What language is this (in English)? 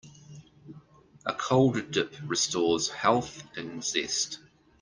English